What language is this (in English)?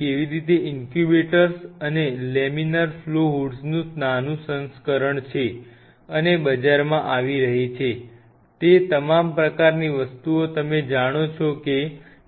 Gujarati